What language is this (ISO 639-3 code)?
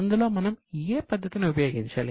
tel